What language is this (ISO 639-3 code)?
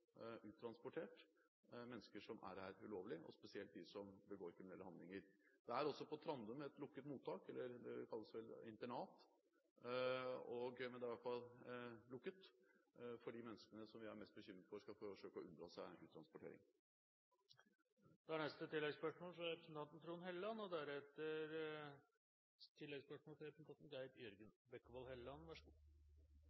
nor